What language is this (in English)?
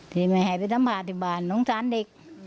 Thai